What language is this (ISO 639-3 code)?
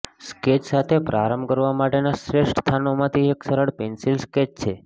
guj